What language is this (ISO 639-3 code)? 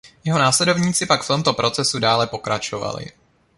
ces